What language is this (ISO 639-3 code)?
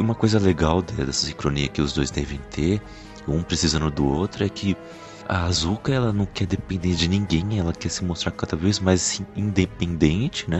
por